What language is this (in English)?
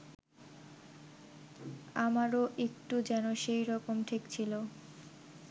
Bangla